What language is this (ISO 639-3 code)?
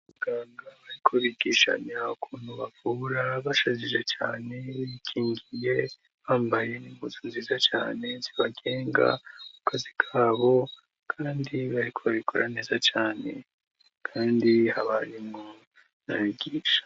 run